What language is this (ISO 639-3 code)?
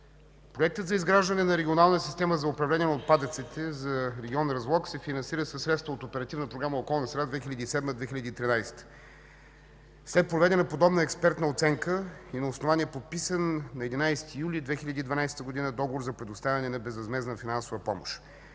bul